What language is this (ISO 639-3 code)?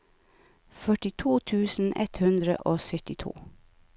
nor